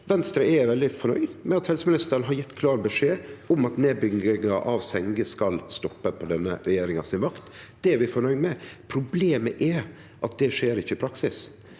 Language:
Norwegian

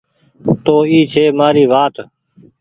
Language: Goaria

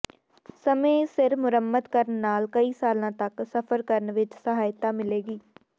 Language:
Punjabi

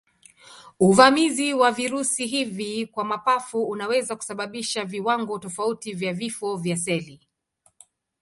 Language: Swahili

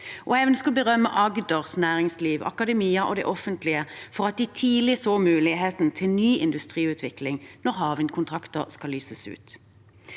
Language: Norwegian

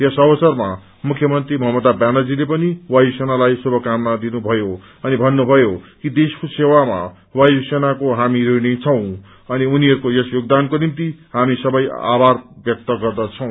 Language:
Nepali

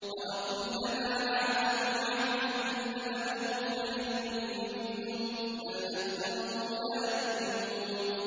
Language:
Arabic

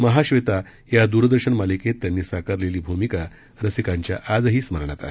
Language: Marathi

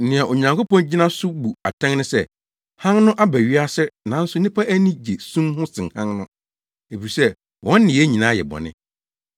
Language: Akan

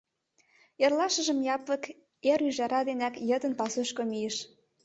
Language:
Mari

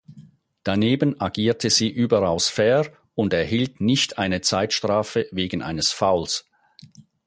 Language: German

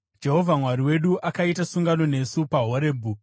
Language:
Shona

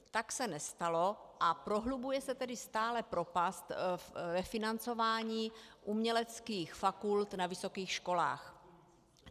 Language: Czech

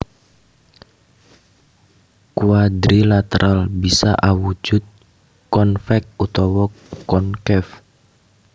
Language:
Javanese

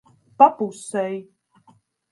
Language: Latvian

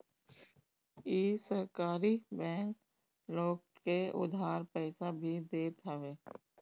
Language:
Bhojpuri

